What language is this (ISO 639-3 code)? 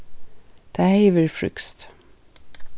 fao